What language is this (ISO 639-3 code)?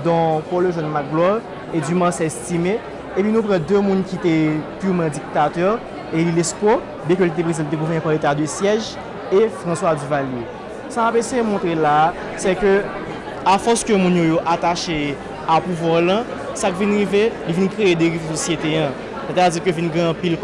fra